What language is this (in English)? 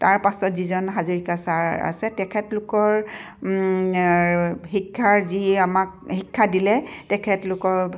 Assamese